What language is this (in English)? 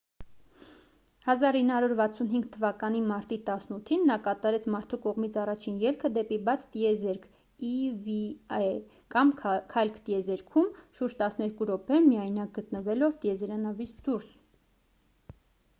Armenian